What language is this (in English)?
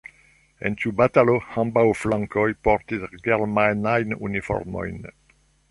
Esperanto